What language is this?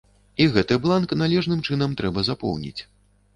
Belarusian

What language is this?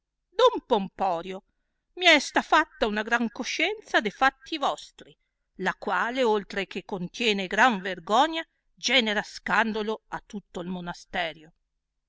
Italian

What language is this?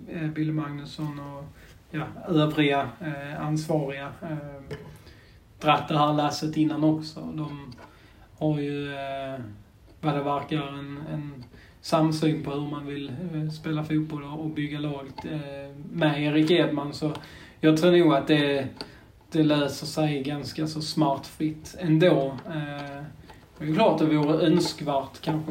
Swedish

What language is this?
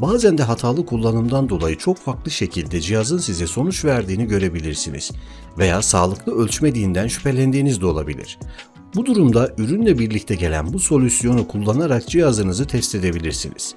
Turkish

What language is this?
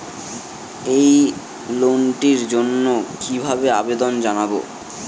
Bangla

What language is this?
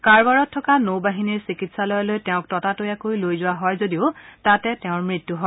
Assamese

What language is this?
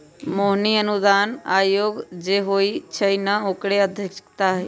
Magahi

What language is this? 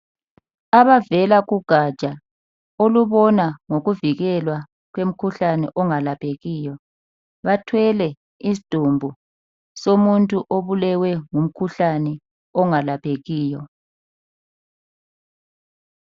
North Ndebele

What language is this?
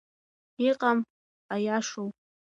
Abkhazian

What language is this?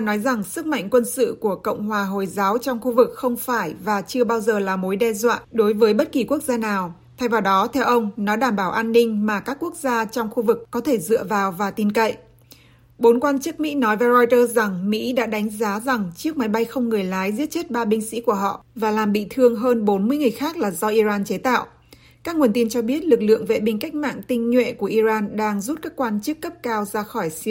Vietnamese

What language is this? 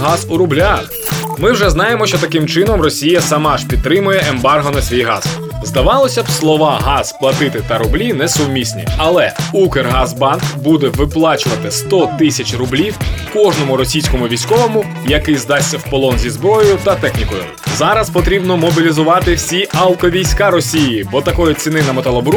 Ukrainian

